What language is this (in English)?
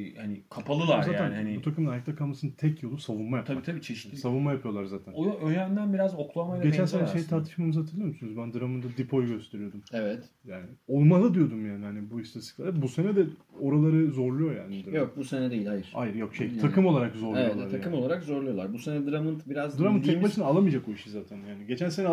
Turkish